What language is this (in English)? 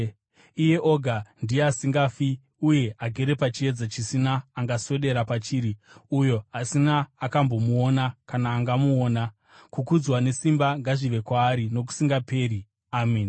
Shona